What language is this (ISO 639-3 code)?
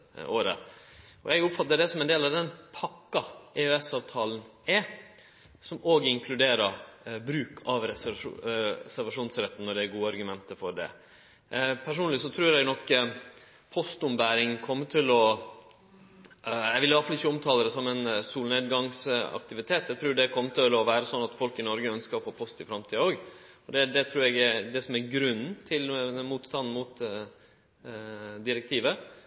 nno